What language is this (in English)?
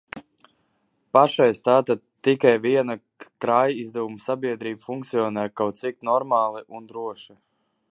Latvian